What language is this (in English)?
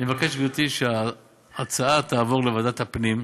Hebrew